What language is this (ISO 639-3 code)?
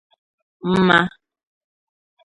ibo